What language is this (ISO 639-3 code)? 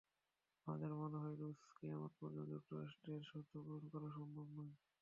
ben